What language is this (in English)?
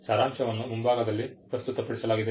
Kannada